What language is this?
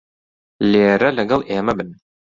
Central Kurdish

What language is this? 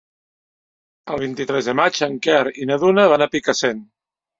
Catalan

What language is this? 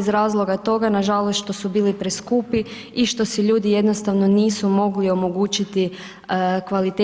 Croatian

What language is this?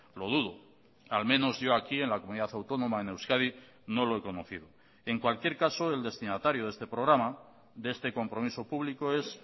Spanish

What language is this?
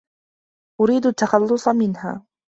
Arabic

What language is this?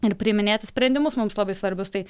Lithuanian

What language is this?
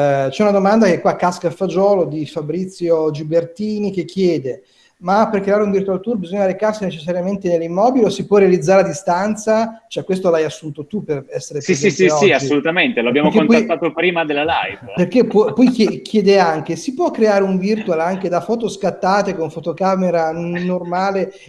Italian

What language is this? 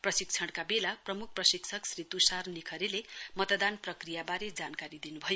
Nepali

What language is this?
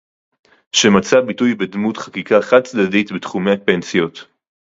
Hebrew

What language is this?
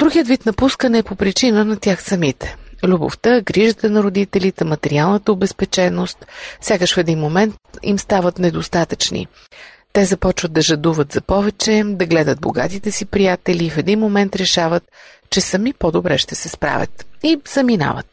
Bulgarian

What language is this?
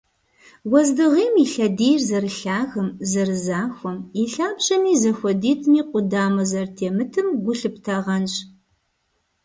Kabardian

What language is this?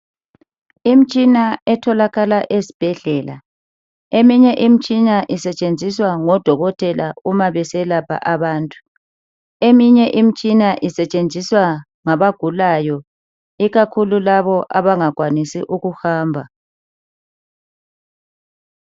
North Ndebele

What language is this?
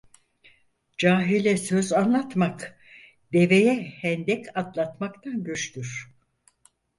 Turkish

